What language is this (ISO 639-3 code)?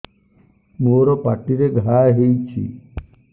ori